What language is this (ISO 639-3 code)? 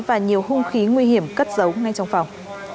vie